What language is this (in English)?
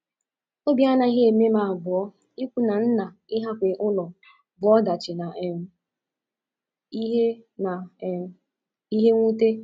Igbo